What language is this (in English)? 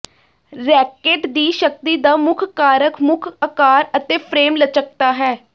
Punjabi